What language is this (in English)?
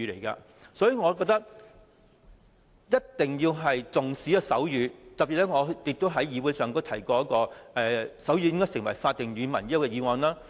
Cantonese